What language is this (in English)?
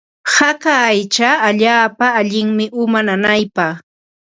Ambo-Pasco Quechua